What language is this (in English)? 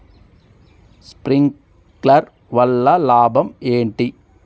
Telugu